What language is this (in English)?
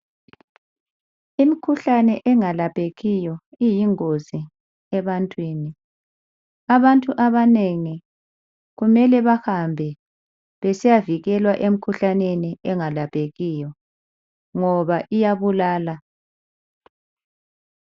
North Ndebele